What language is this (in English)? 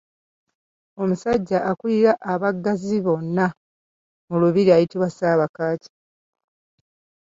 Ganda